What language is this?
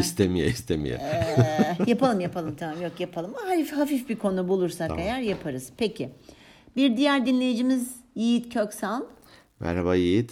Turkish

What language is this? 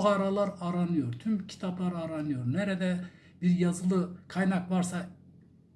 Turkish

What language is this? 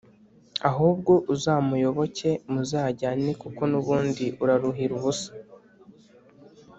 Kinyarwanda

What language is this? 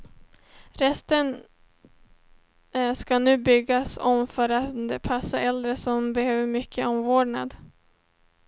Swedish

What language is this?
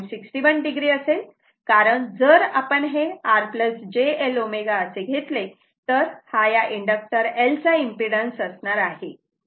Marathi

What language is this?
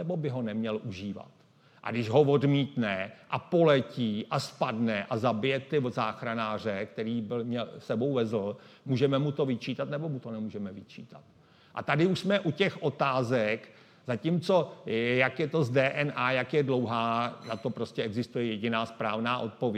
Czech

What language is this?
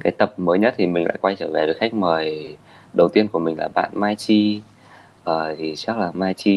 Vietnamese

